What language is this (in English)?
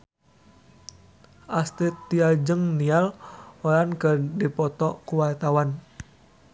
Sundanese